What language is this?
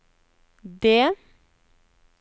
Norwegian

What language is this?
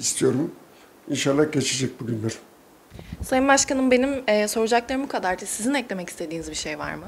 Turkish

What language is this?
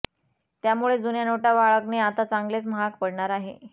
Marathi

